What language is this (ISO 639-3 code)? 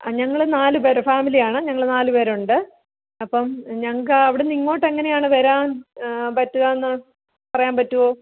mal